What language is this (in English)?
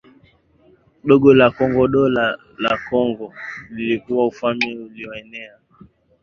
Swahili